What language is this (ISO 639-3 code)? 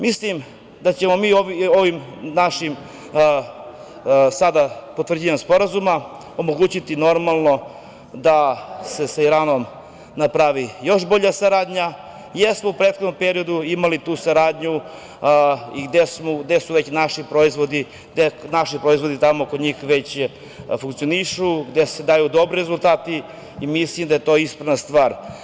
srp